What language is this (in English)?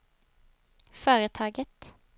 Swedish